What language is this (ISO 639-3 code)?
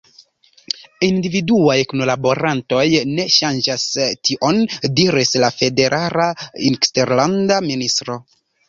epo